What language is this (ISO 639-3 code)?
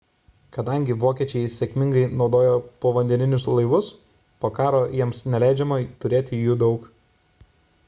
lit